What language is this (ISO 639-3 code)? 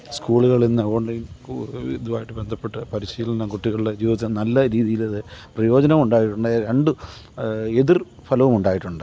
mal